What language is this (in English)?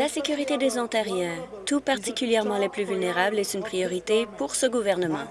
French